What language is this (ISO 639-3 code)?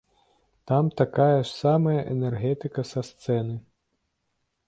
bel